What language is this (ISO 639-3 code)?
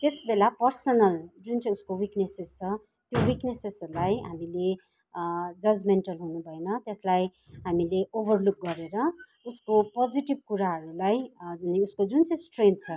nep